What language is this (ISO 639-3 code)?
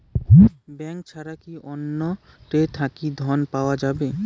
ben